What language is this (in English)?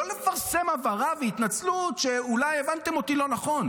Hebrew